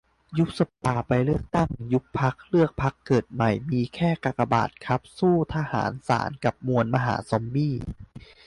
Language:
Thai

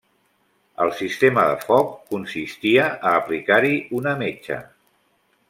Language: Catalan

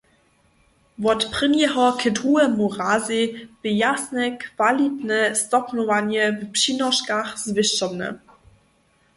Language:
Upper Sorbian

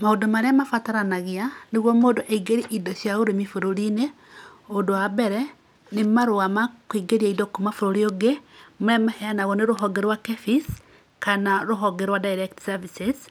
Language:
Kikuyu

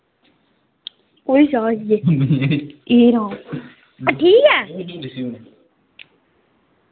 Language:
Dogri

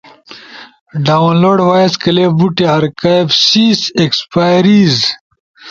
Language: Ushojo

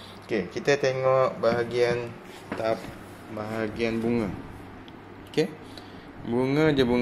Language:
Malay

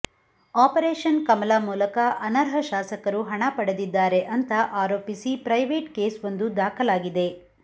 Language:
Kannada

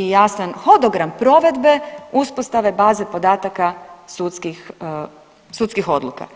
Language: Croatian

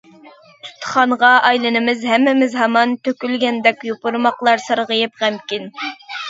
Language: Uyghur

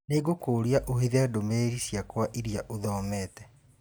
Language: Kikuyu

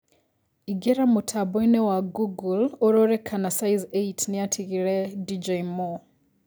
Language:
Kikuyu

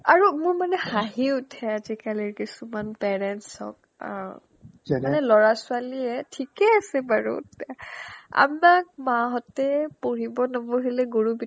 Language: Assamese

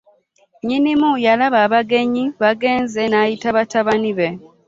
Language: Ganda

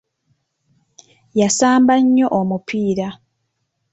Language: Ganda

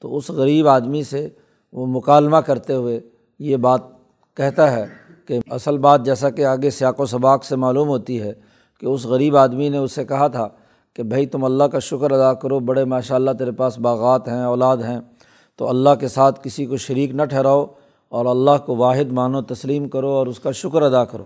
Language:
Urdu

